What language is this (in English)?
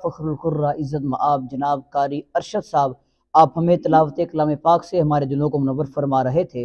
Arabic